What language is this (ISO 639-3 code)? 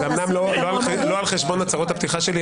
heb